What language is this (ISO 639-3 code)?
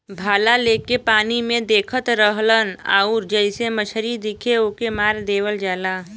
bho